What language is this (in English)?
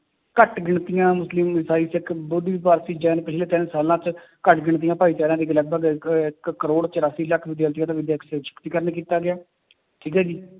Punjabi